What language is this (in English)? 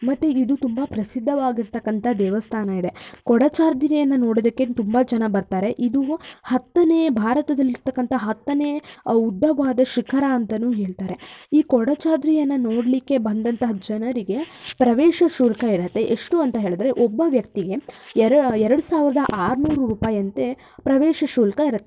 Kannada